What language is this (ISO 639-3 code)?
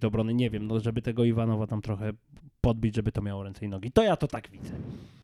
pol